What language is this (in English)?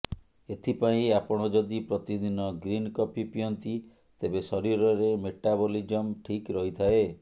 Odia